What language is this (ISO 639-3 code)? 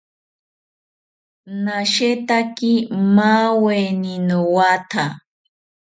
cpy